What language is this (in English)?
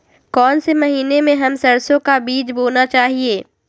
Magahi